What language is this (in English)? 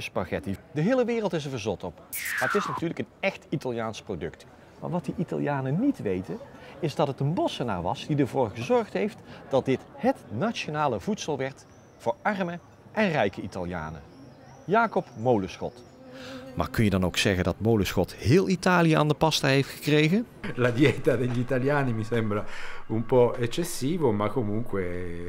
Dutch